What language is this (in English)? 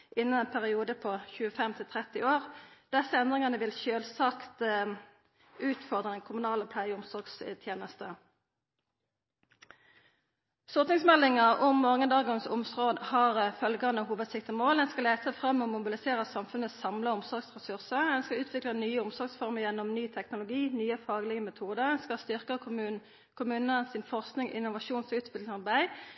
Norwegian Nynorsk